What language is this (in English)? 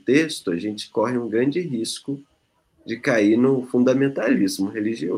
Portuguese